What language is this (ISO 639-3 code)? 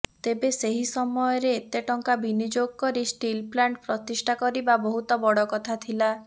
ori